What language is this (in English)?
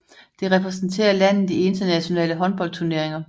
Danish